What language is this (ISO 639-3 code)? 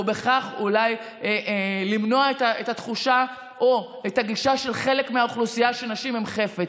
heb